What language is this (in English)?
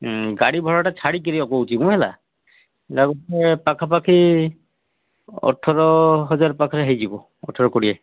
Odia